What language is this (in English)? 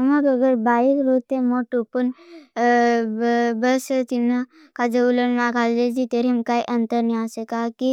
Bhili